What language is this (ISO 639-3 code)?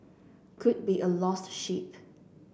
eng